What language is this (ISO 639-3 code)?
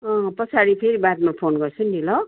nep